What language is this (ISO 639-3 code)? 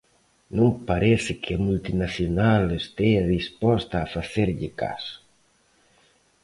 glg